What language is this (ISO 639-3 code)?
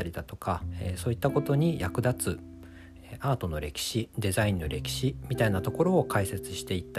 jpn